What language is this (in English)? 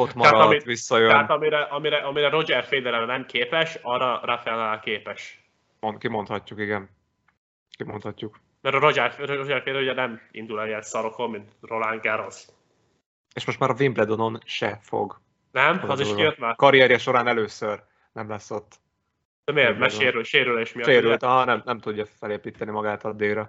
Hungarian